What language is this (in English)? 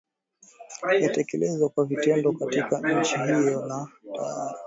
Swahili